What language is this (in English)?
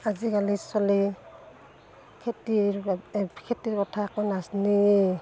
Assamese